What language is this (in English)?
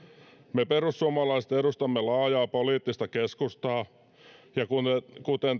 Finnish